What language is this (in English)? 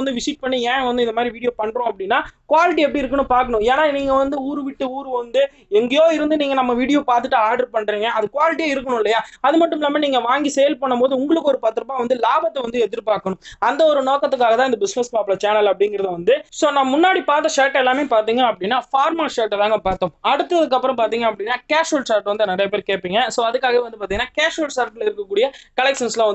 Romanian